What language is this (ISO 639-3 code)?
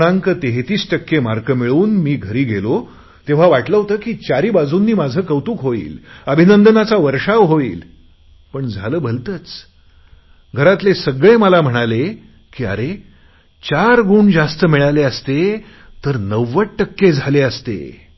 mar